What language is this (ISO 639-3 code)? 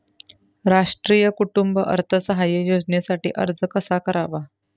mar